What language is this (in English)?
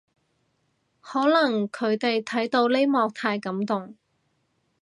Cantonese